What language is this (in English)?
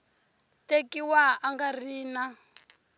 Tsonga